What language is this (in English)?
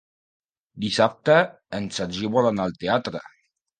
Catalan